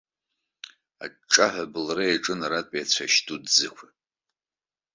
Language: Abkhazian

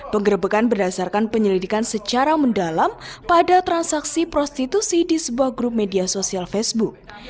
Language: Indonesian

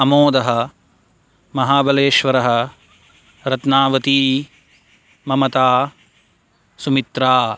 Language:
Sanskrit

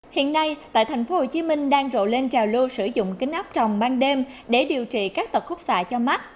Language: Vietnamese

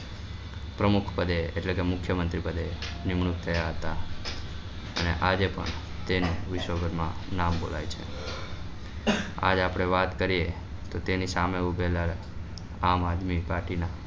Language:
Gujarati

